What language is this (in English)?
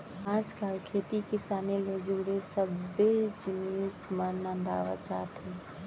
Chhattisgarhi